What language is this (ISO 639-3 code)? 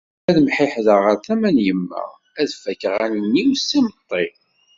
kab